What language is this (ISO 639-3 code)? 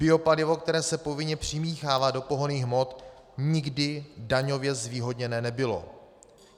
ces